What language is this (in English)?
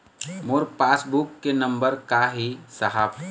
Chhattisgarhi